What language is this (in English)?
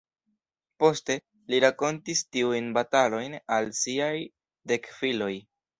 Esperanto